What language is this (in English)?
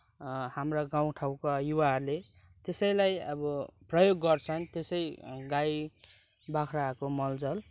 Nepali